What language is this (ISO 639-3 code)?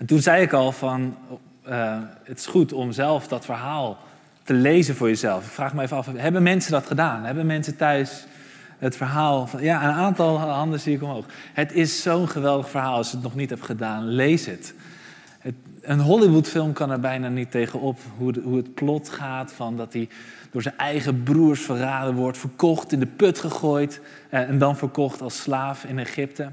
nld